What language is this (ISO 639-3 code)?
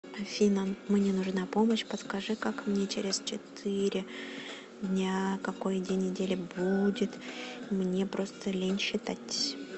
rus